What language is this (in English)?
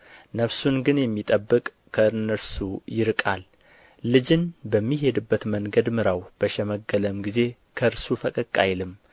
Amharic